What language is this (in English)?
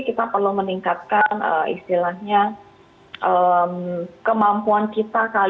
Indonesian